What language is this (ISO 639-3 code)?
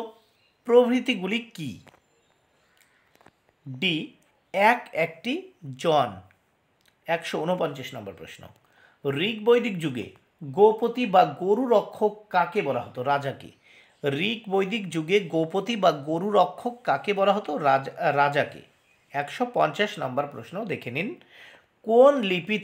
hin